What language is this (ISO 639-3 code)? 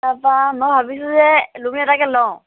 asm